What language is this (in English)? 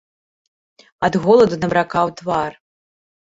Belarusian